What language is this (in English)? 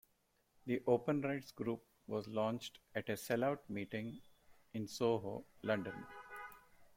English